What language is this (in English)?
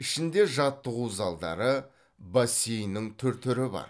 Kazakh